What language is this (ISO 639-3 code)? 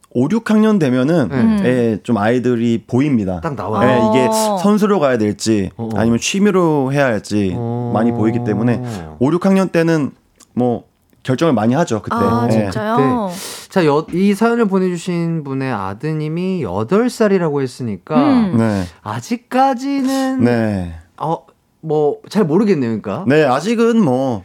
kor